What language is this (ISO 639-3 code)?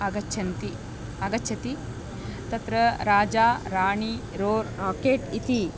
san